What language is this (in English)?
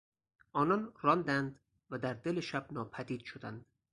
Persian